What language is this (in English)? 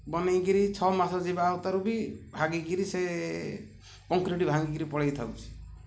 Odia